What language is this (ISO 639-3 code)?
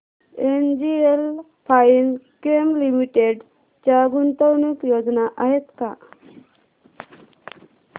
mar